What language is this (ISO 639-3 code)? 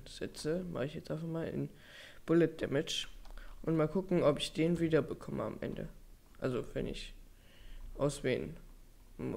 deu